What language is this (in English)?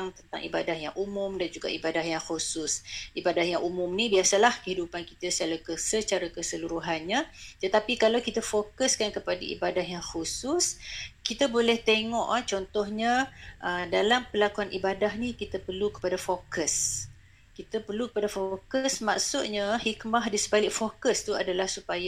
Malay